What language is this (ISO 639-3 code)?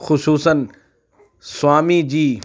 urd